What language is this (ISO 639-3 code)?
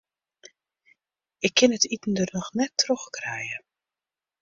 fry